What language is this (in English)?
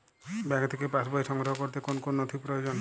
Bangla